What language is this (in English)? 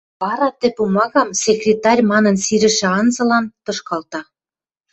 Western Mari